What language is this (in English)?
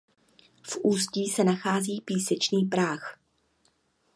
Czech